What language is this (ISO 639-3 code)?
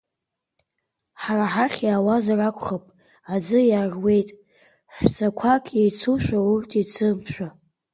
abk